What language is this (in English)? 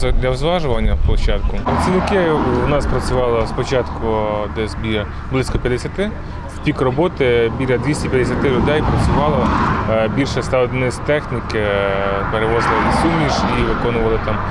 Ukrainian